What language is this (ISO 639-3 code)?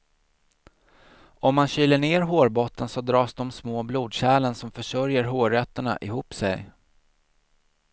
swe